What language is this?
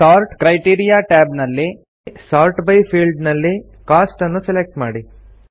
Kannada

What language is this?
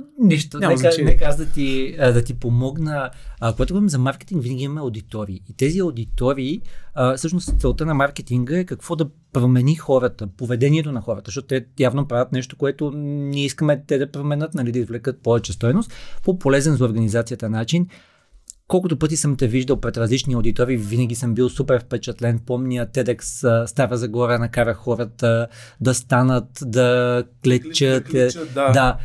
Bulgarian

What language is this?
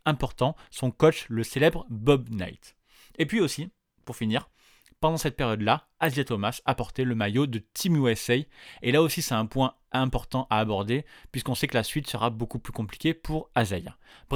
French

